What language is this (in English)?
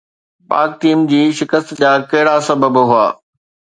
Sindhi